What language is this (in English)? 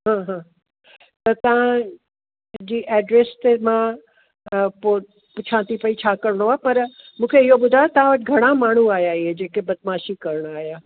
Sindhi